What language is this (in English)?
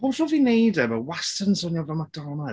Welsh